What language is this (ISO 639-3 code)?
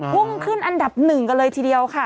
tha